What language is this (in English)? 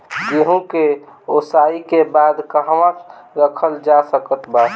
Bhojpuri